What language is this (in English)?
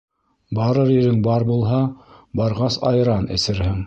Bashkir